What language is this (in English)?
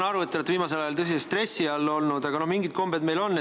Estonian